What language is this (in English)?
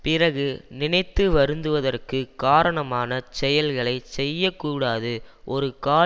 Tamil